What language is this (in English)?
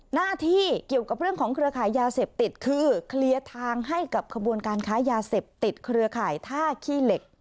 Thai